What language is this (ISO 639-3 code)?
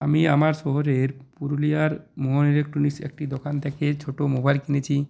ben